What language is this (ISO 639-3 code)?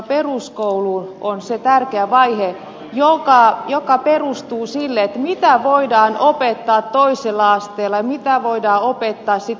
fin